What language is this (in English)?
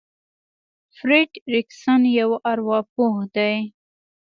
Pashto